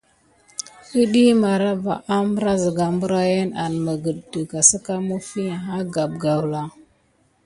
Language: Gidar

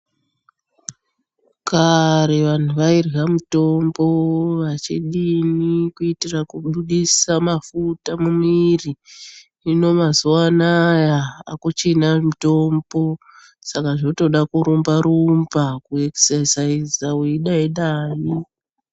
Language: Ndau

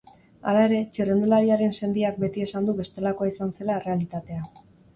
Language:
Basque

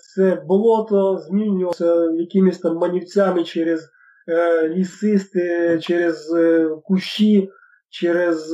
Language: Ukrainian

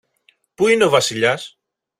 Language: Greek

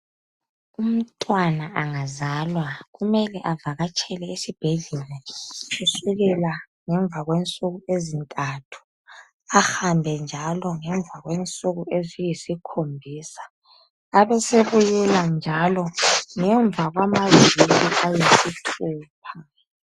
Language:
North Ndebele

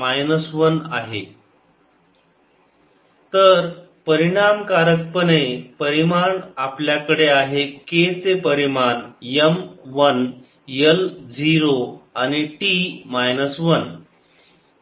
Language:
Marathi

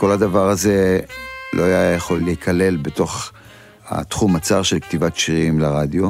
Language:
Hebrew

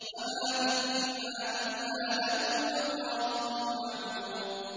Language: Arabic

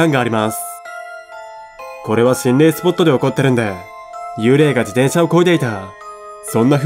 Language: Japanese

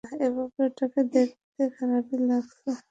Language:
Bangla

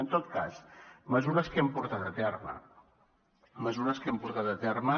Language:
Catalan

